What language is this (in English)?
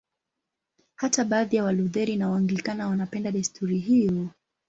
Swahili